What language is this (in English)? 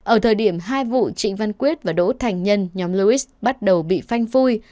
Vietnamese